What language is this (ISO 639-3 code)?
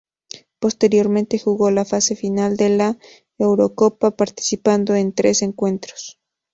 spa